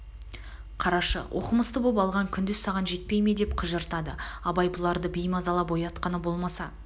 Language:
Kazakh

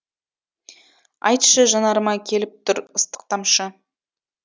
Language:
Kazakh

